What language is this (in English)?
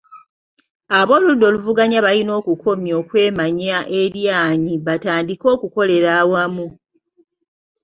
Ganda